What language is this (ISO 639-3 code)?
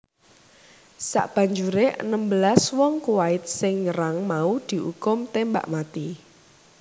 jav